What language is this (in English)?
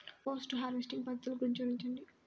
Telugu